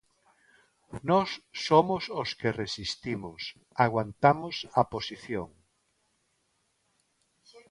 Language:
Galician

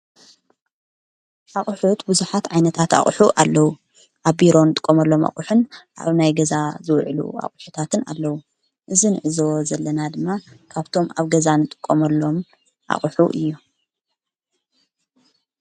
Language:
Tigrinya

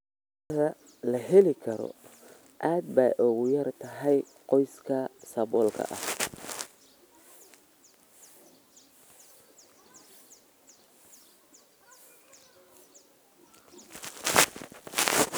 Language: Somali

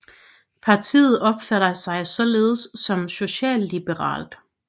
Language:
Danish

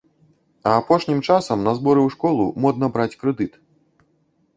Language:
Belarusian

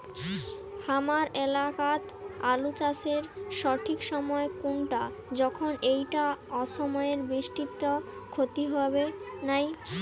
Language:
Bangla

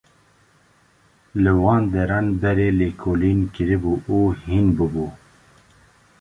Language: Kurdish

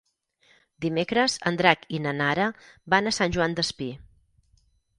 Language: Catalan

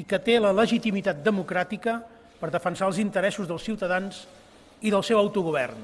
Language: Catalan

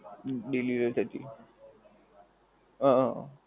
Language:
Gujarati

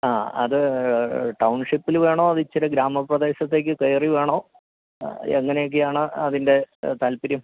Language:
Malayalam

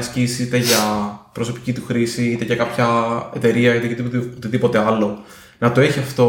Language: Greek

